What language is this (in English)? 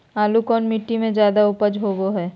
Magahi